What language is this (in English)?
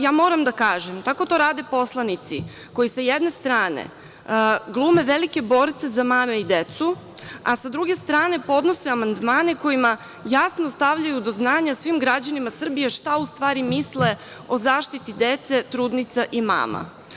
Serbian